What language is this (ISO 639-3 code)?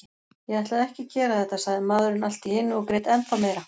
isl